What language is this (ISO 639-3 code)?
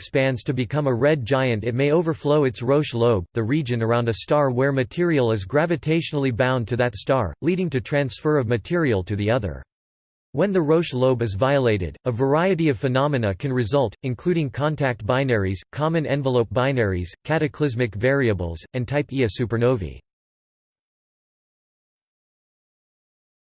eng